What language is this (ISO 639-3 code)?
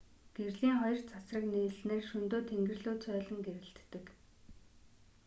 mon